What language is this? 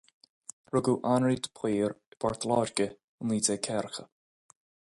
Irish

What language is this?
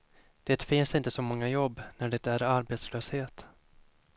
Swedish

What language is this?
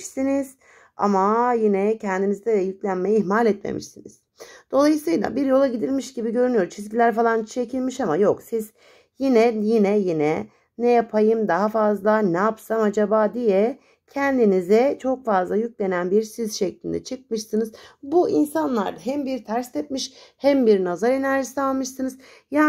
Turkish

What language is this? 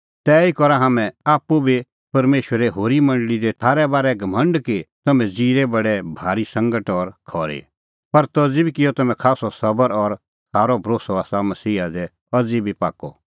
Kullu Pahari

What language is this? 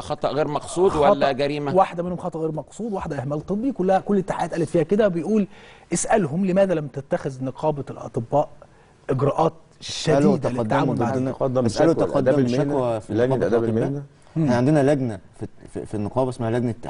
Arabic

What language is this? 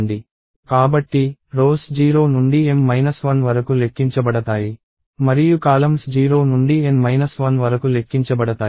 Telugu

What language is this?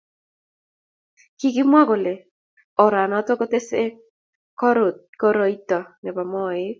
Kalenjin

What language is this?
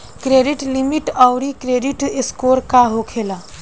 Bhojpuri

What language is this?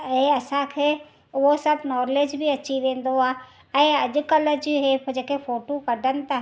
Sindhi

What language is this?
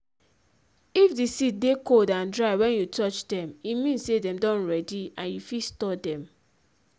Nigerian Pidgin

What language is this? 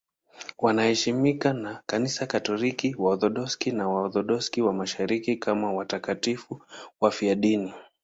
Swahili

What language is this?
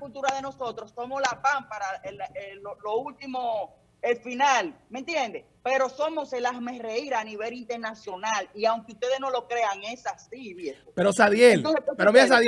Spanish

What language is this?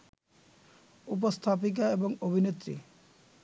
Bangla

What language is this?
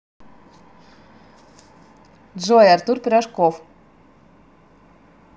Russian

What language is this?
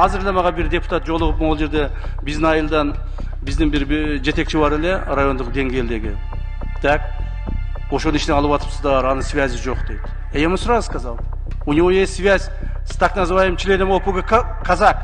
Russian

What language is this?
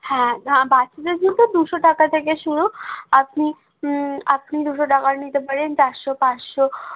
Bangla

